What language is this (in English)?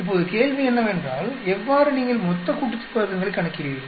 Tamil